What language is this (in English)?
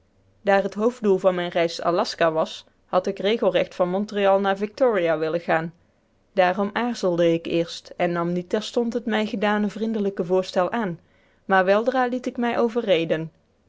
Dutch